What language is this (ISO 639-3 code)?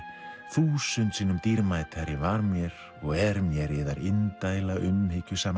isl